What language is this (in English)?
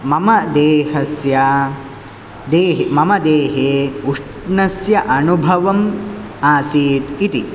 Sanskrit